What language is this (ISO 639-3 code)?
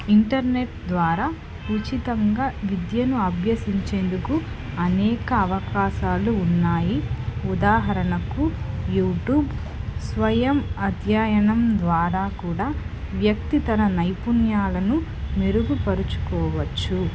tel